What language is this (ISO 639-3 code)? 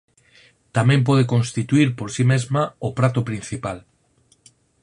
glg